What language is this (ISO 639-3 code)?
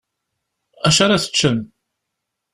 kab